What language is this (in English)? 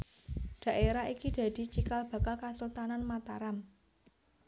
Javanese